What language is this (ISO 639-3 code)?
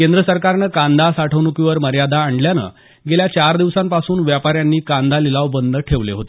mar